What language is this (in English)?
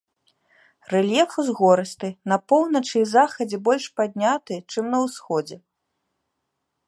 Belarusian